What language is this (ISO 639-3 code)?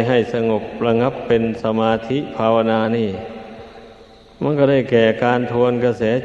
tha